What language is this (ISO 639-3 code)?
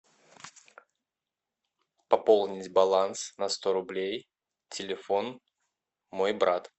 rus